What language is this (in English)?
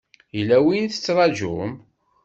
Kabyle